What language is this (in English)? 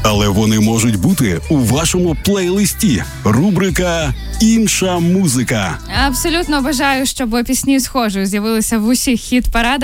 Ukrainian